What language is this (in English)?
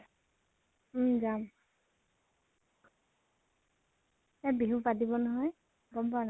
Assamese